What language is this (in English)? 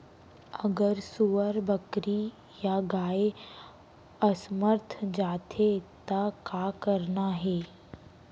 Chhattisgarhi